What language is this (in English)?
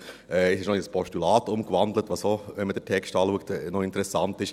Swiss German